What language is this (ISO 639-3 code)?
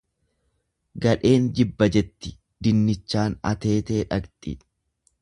orm